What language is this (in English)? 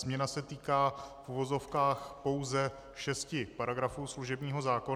Czech